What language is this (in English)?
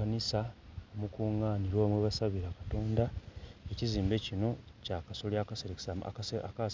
Soga